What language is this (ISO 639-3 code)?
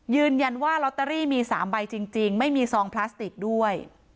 tha